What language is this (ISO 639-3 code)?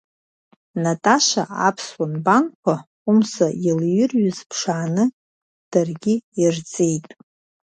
abk